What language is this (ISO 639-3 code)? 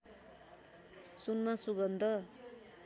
nep